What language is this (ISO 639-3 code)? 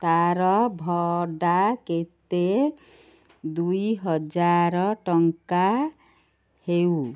ori